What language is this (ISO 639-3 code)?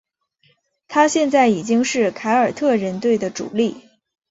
zho